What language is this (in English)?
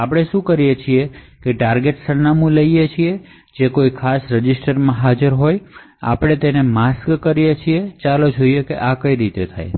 Gujarati